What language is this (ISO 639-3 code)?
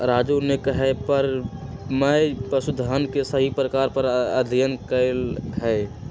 mag